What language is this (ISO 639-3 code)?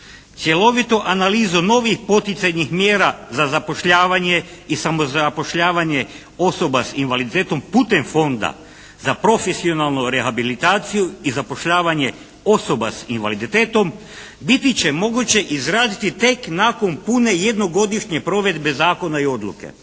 hrv